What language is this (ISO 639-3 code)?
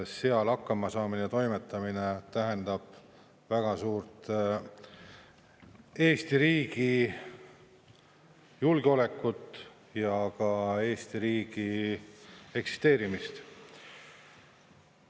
est